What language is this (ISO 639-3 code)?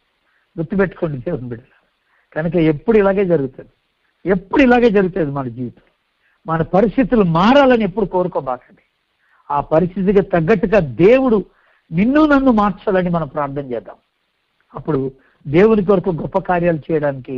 tel